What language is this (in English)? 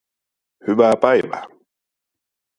Finnish